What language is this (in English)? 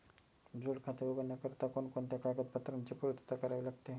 Marathi